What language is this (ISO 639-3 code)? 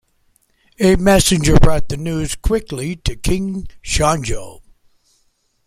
eng